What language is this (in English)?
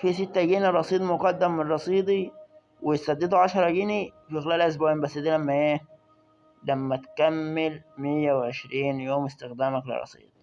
Arabic